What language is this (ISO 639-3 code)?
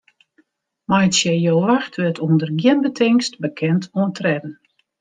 fry